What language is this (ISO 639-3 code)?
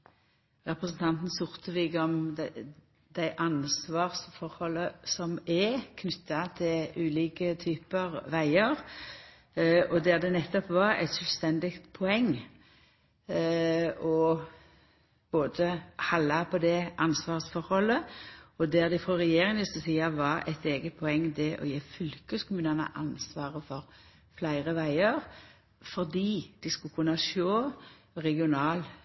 nno